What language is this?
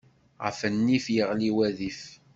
Kabyle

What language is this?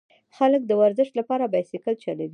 Pashto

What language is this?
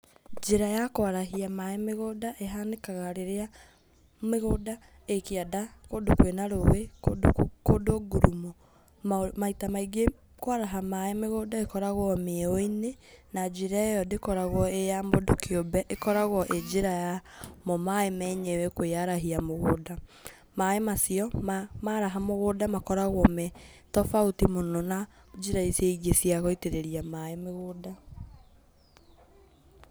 Kikuyu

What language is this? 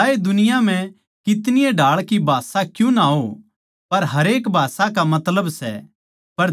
Haryanvi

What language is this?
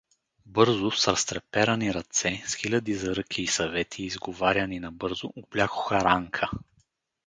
Bulgarian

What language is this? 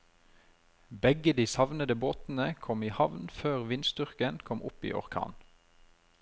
Norwegian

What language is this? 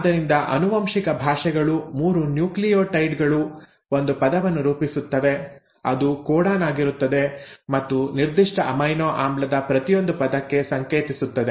Kannada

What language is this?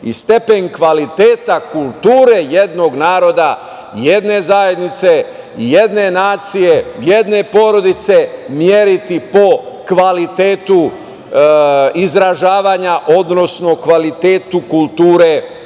Serbian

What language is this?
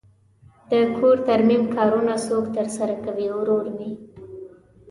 Pashto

